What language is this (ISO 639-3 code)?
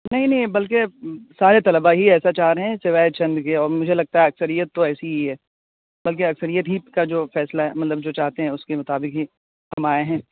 urd